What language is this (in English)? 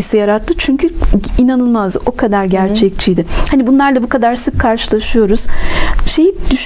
Turkish